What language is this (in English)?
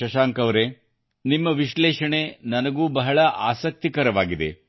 Kannada